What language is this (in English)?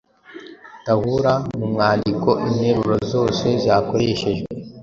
Kinyarwanda